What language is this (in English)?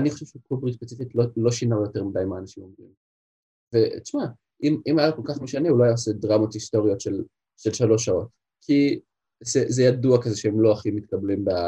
Hebrew